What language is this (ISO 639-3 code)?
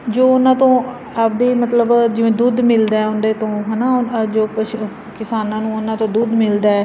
pan